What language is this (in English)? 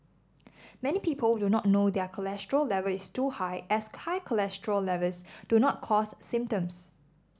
English